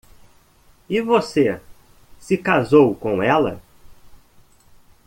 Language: Portuguese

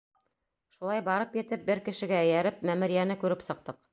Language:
Bashkir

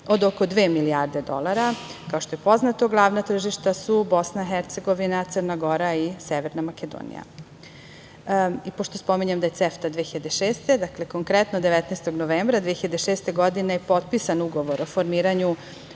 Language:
Serbian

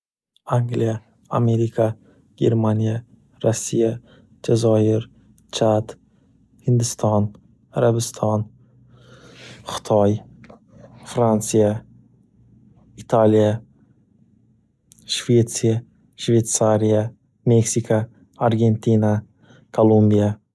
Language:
Uzbek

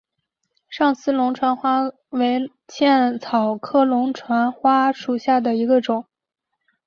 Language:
Chinese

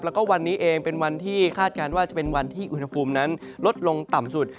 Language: Thai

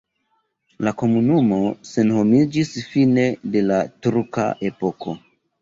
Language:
Esperanto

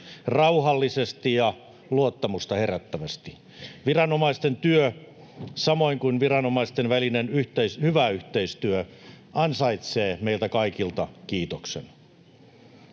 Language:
Finnish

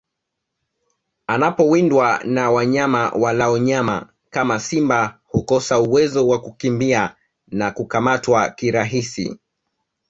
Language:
Swahili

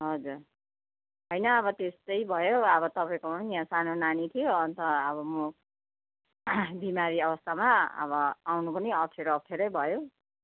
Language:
Nepali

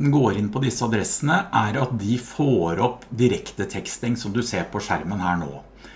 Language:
Norwegian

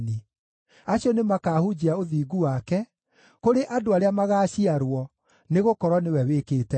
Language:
Kikuyu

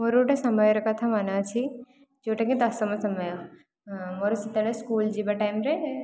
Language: Odia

